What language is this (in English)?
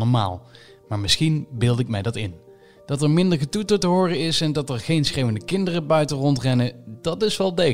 Dutch